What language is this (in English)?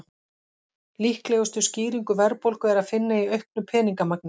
Icelandic